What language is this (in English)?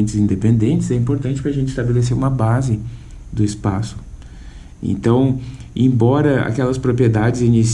Portuguese